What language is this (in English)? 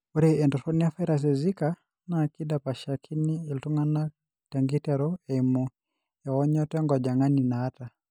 Masai